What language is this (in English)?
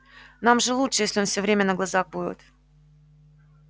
Russian